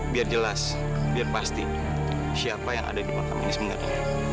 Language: Indonesian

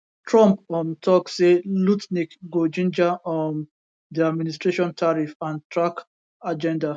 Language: Nigerian Pidgin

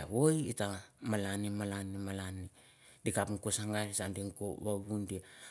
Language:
Mandara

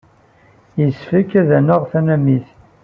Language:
Kabyle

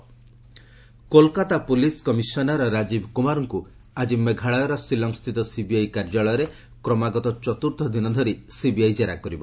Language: Odia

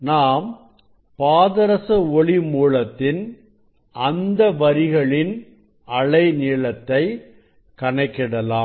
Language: Tamil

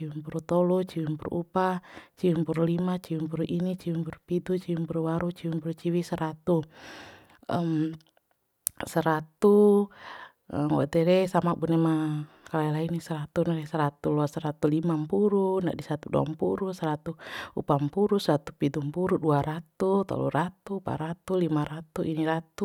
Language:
Bima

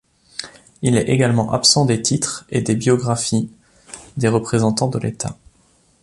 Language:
French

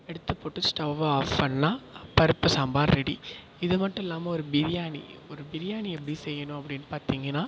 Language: Tamil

